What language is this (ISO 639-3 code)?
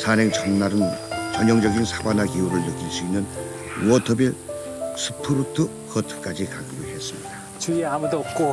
kor